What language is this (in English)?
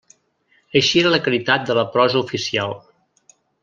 Catalan